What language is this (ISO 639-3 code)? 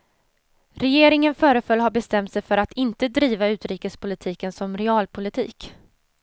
swe